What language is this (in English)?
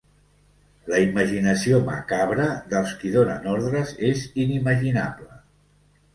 Catalan